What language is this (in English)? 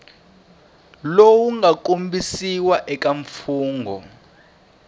Tsonga